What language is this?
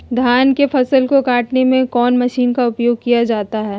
Magahi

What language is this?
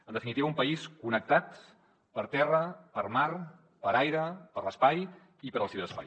Catalan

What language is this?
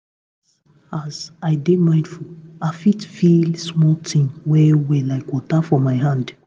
Nigerian Pidgin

